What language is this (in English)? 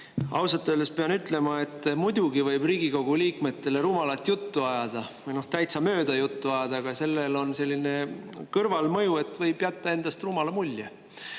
Estonian